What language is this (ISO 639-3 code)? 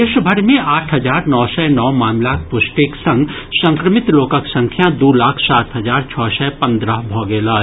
mai